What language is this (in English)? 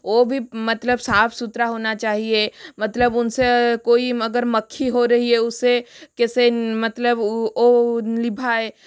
Hindi